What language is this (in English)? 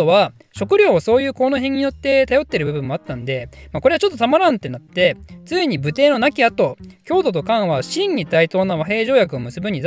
Japanese